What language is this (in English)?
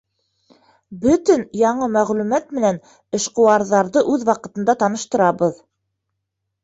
Bashkir